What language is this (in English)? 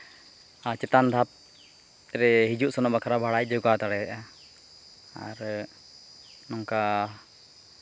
Santali